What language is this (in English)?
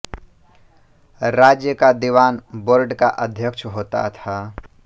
Hindi